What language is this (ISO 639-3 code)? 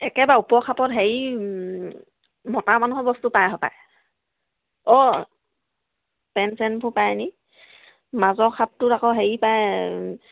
asm